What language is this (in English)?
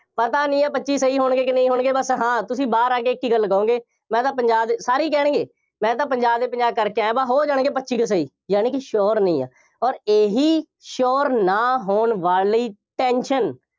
Punjabi